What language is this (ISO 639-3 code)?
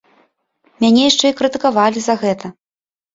bel